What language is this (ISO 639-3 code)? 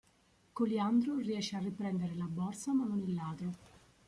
ita